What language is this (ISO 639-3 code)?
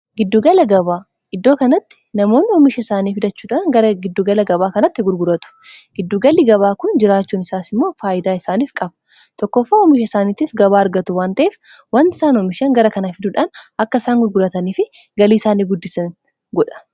orm